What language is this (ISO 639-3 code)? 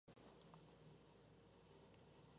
spa